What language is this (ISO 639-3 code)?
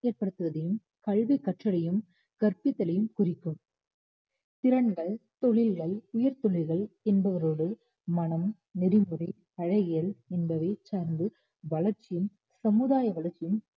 tam